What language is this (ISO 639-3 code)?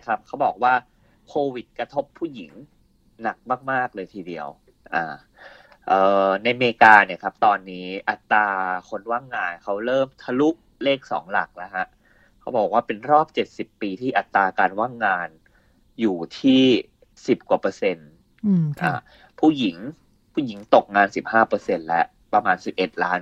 tha